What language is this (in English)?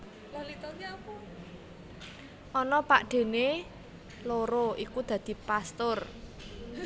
Javanese